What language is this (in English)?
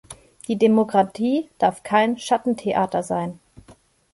German